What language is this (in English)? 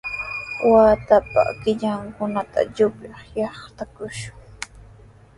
Sihuas Ancash Quechua